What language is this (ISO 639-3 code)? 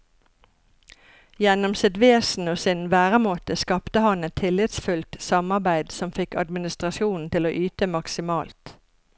nor